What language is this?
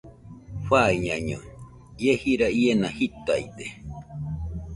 Nüpode Huitoto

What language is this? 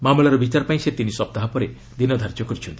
Odia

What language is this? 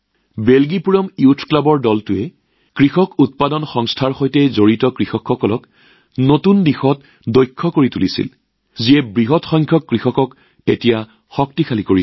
Assamese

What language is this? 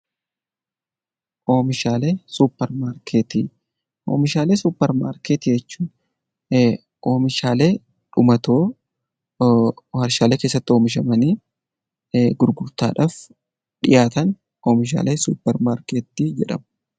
Oromo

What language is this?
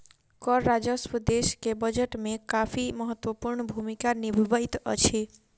Maithili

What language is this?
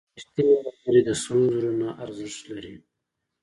Pashto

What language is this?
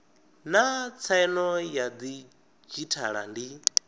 Venda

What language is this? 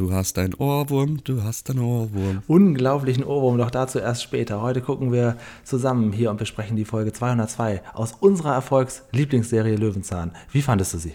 German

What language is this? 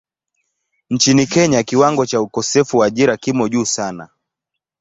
Swahili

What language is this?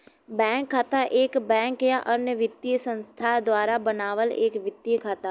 Bhojpuri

